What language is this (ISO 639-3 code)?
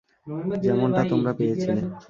ben